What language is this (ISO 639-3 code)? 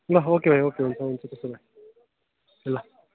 nep